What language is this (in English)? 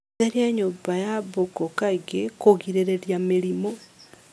Kikuyu